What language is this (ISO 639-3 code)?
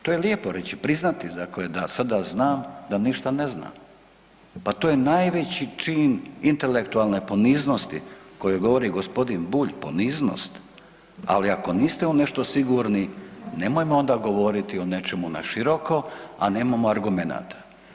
hrv